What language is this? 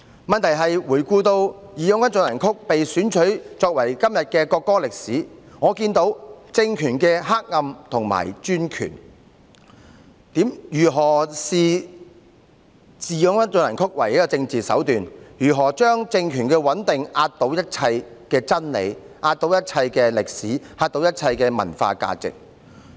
Cantonese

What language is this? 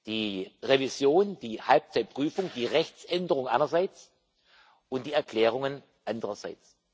German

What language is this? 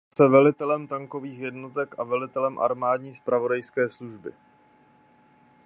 Czech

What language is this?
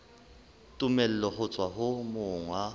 Southern Sotho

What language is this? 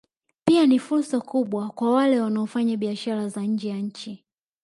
Swahili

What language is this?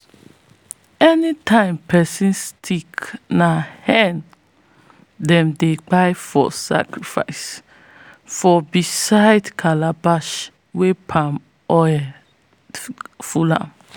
Nigerian Pidgin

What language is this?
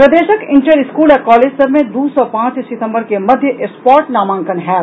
Maithili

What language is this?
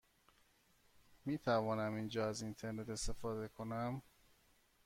Persian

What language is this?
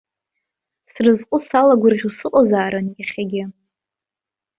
Abkhazian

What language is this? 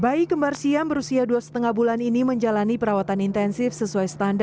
Indonesian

